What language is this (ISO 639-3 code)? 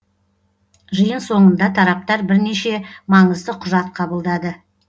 kaz